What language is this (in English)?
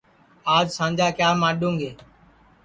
Sansi